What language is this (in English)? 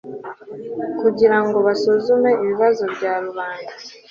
Kinyarwanda